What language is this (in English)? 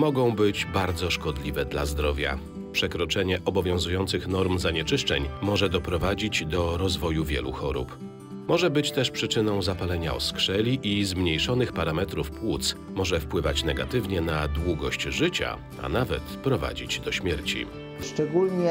Polish